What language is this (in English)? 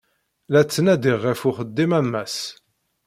Kabyle